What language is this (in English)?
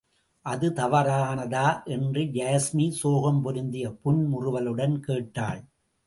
Tamil